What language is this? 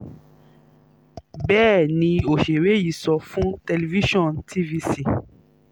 Yoruba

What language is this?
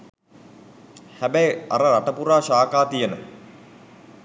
Sinhala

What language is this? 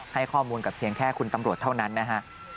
Thai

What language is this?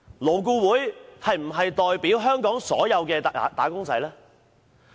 Cantonese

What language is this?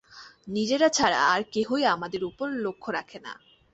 Bangla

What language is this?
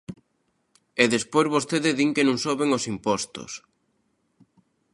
Galician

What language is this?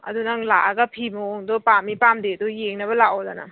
Manipuri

